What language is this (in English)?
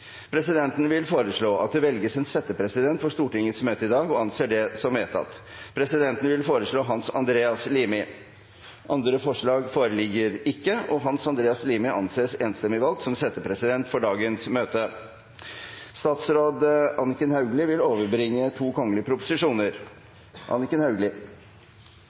Norwegian Bokmål